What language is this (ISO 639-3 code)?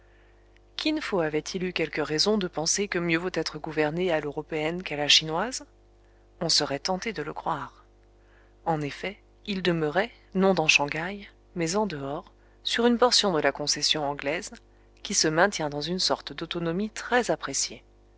fra